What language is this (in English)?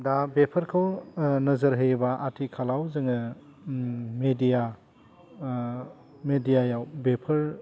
Bodo